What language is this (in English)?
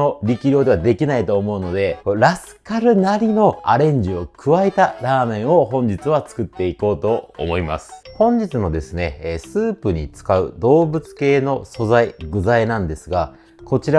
Japanese